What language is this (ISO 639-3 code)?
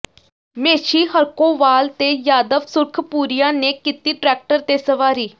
pan